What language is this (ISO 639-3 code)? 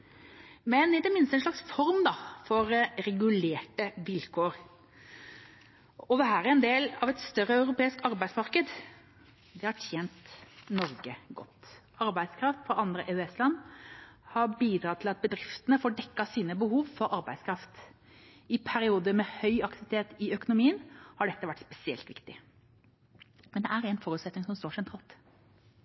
nob